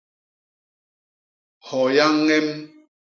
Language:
Basaa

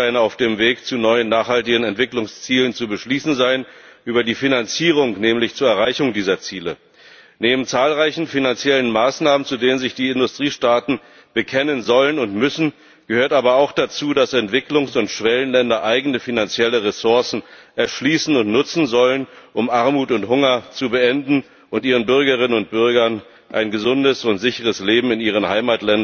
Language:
German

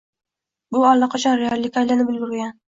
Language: Uzbek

